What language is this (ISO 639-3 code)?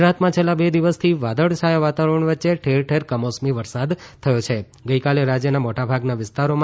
guj